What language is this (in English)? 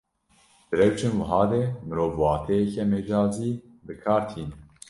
Kurdish